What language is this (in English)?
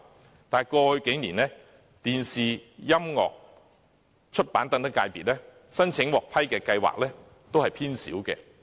Cantonese